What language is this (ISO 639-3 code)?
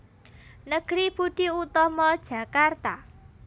jav